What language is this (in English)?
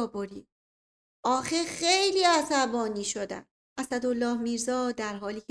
Persian